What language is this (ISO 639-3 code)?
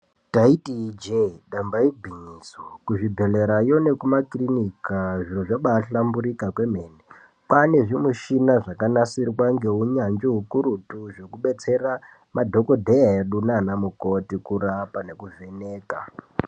ndc